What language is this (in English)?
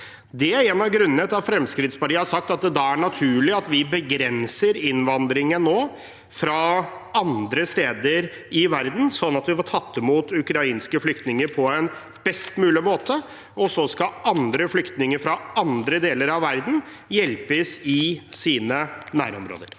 Norwegian